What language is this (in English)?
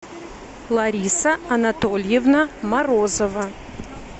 Russian